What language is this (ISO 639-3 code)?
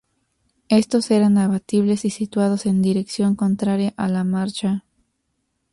spa